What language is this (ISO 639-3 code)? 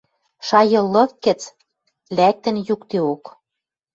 mrj